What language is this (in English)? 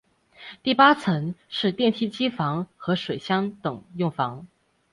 Chinese